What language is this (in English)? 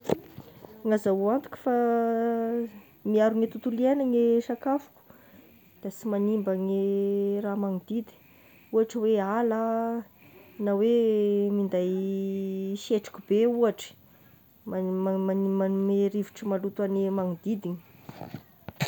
Tesaka Malagasy